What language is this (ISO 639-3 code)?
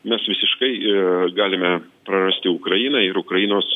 lit